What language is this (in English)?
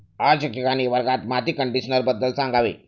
Marathi